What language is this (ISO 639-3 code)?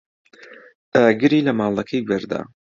ckb